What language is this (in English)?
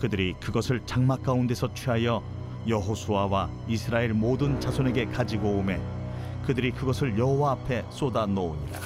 Korean